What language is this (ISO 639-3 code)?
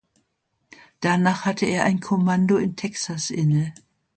deu